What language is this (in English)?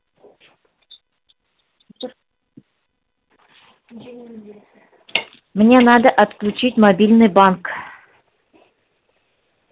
Russian